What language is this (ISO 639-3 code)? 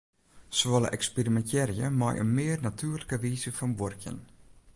fry